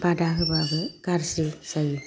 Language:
Bodo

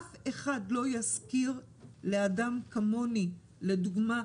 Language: Hebrew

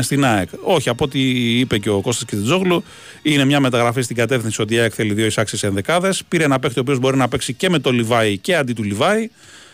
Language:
Greek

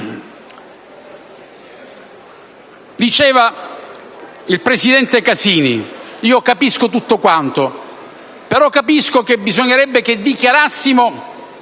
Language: Italian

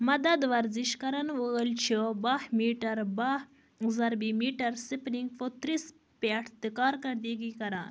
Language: Kashmiri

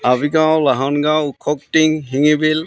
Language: Assamese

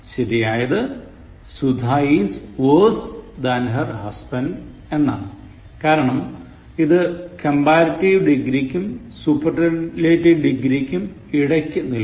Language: Malayalam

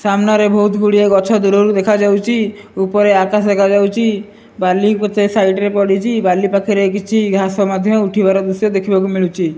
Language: Odia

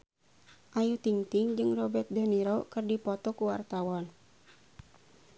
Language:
Sundanese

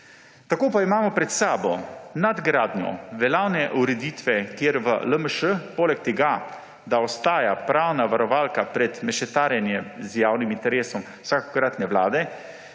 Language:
Slovenian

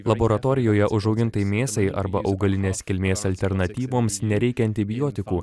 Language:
Lithuanian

